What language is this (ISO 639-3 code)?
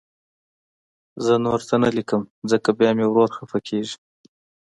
pus